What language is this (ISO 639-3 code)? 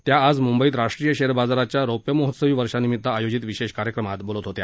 mar